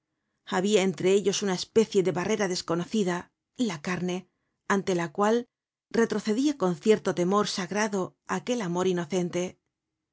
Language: Spanish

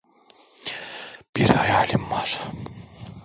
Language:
Turkish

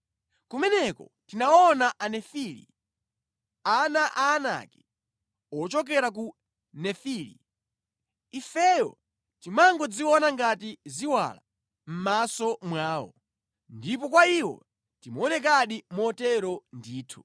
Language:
Nyanja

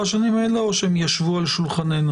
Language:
Hebrew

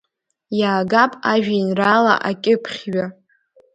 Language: Abkhazian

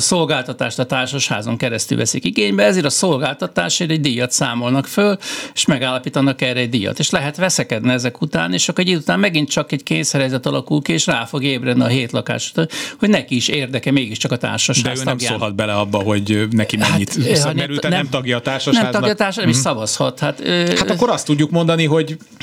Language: Hungarian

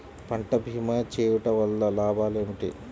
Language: Telugu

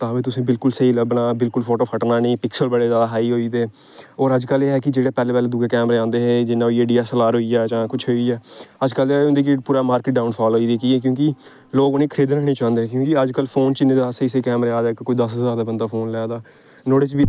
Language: Dogri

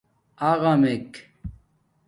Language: Domaaki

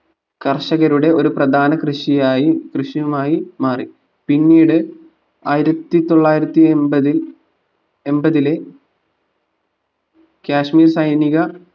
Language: Malayalam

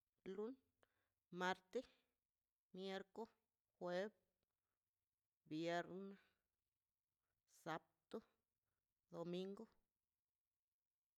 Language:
Mazaltepec Zapotec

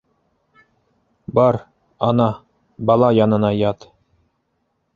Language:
Bashkir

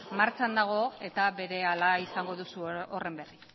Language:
Basque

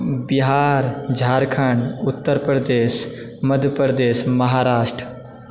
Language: Maithili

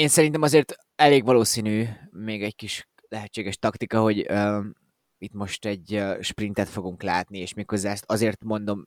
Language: Hungarian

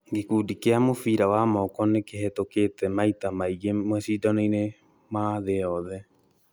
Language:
Kikuyu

